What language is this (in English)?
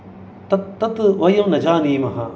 Sanskrit